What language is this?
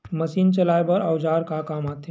Chhattisgarhi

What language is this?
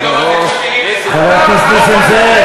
Hebrew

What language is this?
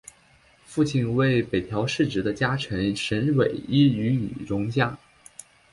Chinese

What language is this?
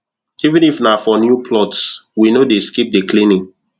Nigerian Pidgin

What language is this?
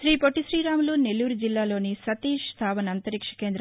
Telugu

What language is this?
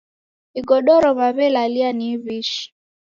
Taita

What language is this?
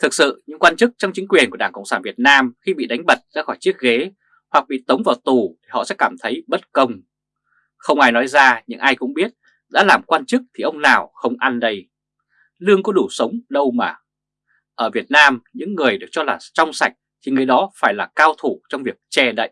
Vietnamese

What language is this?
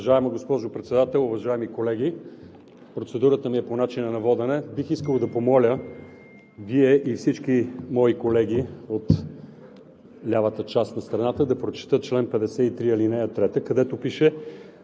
Bulgarian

